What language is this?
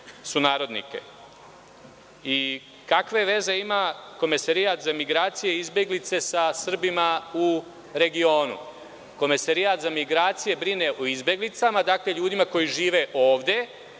Serbian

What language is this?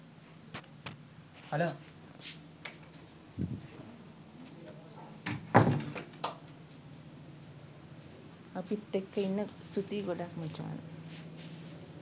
Sinhala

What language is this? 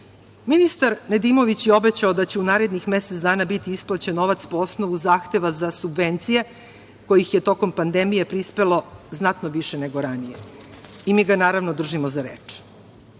Serbian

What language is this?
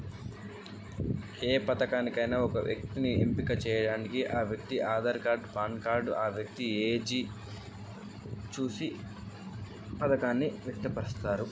Telugu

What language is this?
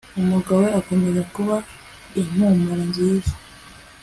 Kinyarwanda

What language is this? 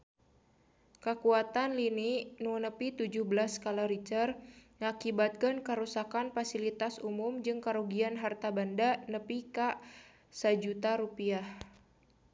Sundanese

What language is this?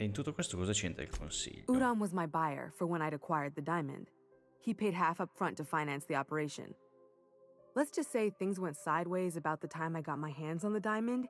Italian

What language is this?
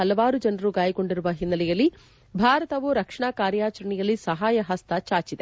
Kannada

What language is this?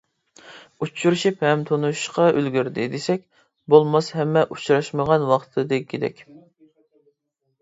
Uyghur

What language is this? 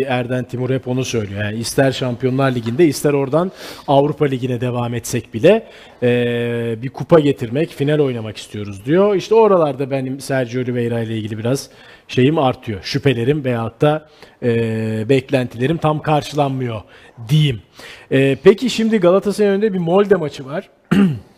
Turkish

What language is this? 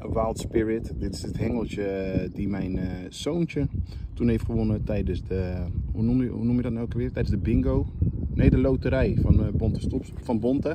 Dutch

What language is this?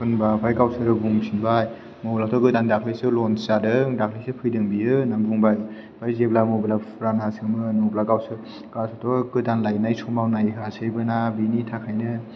Bodo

